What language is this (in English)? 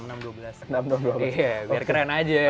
Indonesian